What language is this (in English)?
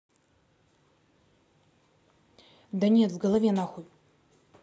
Russian